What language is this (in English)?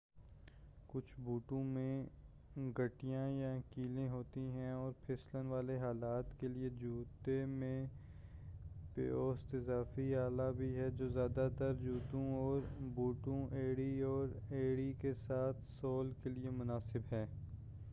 Urdu